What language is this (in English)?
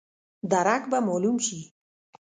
Pashto